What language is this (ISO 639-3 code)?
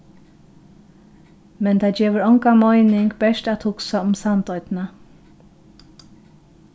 fao